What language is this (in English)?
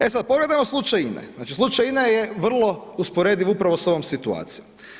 Croatian